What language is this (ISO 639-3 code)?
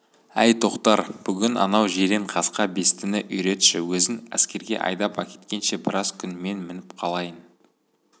kaz